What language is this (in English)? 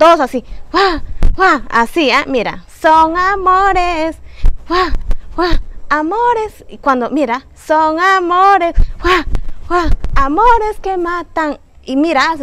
Spanish